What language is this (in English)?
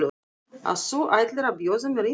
Icelandic